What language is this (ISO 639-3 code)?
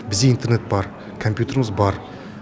kaz